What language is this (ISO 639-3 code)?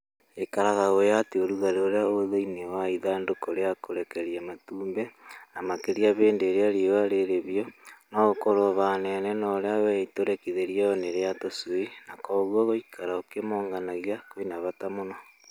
kik